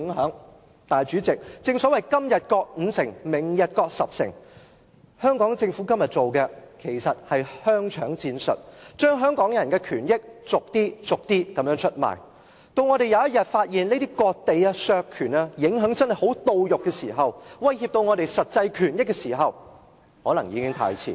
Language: Cantonese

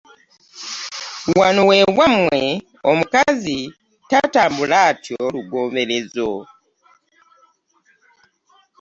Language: Ganda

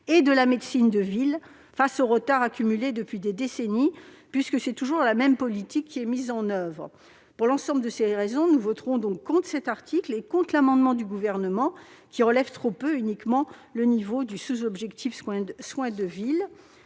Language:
French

